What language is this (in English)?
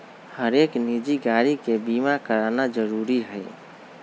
Magahi